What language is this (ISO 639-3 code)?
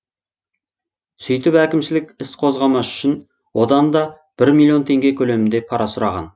kaz